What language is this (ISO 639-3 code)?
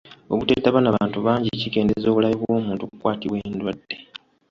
lug